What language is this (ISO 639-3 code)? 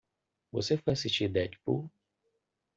por